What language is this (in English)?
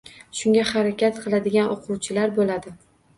Uzbek